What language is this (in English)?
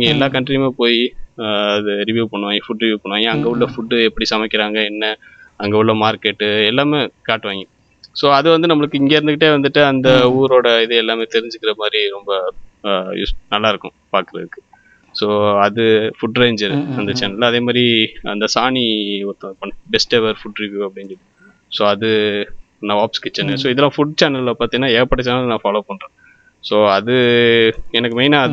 Tamil